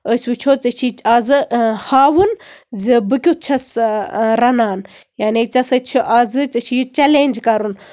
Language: Kashmiri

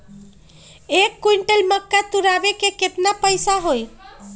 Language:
Magahi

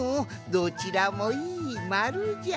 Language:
Japanese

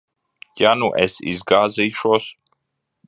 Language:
Latvian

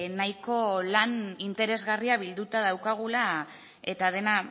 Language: Basque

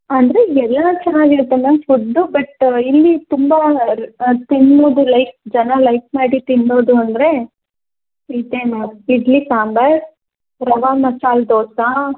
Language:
Kannada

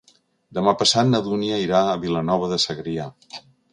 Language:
Catalan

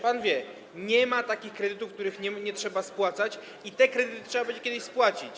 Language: Polish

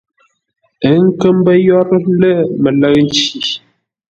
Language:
Ngombale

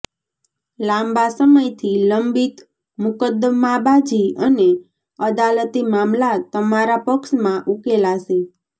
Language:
Gujarati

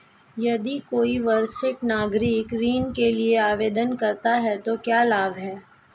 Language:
Hindi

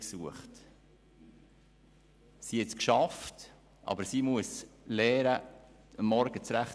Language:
Swiss German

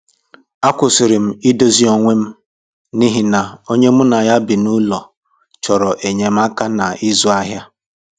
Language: Igbo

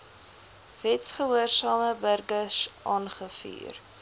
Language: Afrikaans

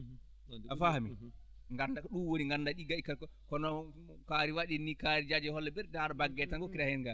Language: Fula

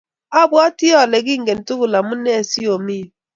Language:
Kalenjin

